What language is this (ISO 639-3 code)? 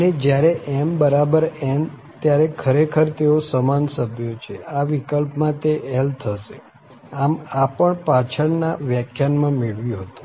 guj